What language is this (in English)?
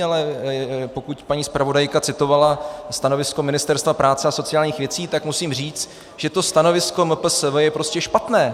Czech